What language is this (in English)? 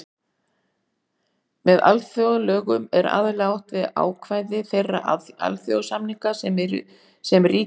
Icelandic